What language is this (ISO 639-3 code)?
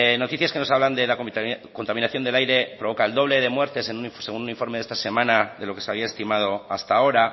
spa